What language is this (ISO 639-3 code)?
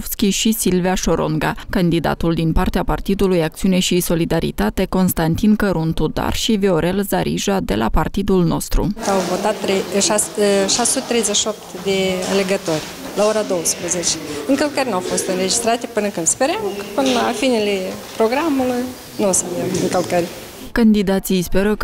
ron